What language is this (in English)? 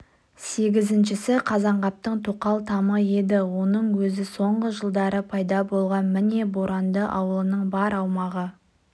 Kazakh